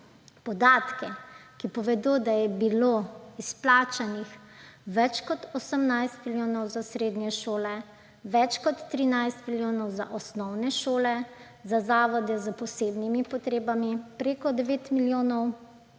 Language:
Slovenian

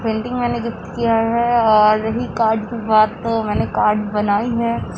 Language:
Urdu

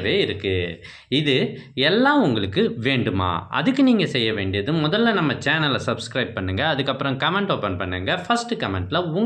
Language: Tamil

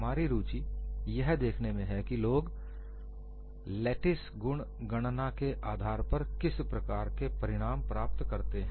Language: Hindi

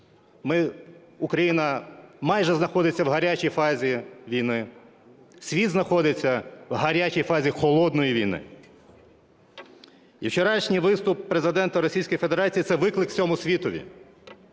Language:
Ukrainian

